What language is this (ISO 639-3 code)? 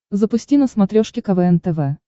rus